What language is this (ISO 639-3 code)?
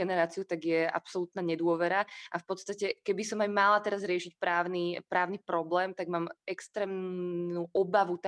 slk